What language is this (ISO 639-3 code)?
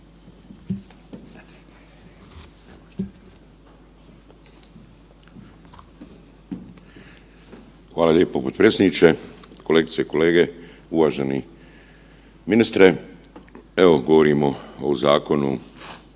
hrv